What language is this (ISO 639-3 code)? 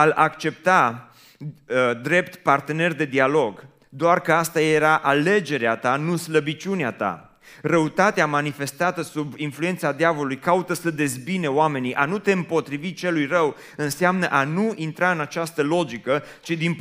ron